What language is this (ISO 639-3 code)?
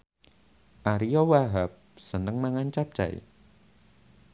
jav